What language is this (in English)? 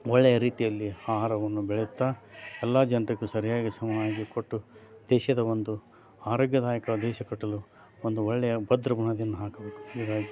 Kannada